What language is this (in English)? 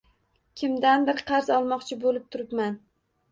Uzbek